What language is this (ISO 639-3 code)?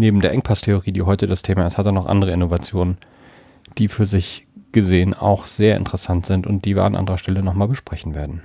deu